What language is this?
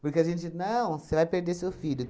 Portuguese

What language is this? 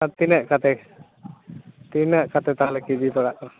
Santali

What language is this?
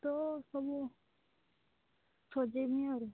Odia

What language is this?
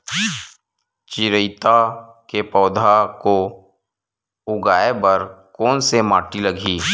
Chhattisgarhi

